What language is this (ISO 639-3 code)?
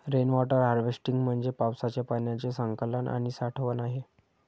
mar